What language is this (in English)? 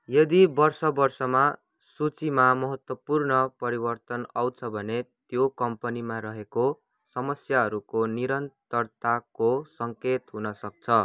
Nepali